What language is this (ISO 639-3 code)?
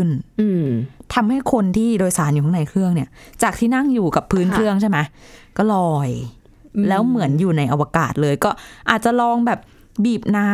tha